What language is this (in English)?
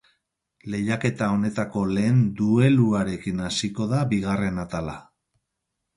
Basque